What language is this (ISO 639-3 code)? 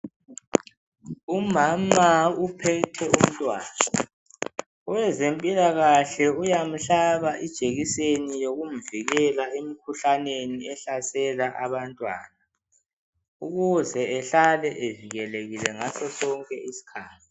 nde